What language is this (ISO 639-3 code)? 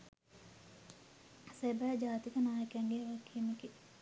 sin